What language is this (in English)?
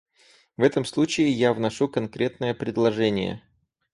Russian